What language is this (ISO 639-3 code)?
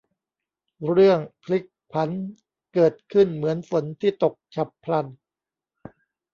tha